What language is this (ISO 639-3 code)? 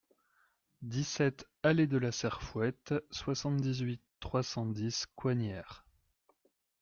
fra